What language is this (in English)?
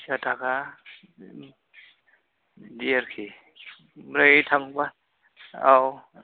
Bodo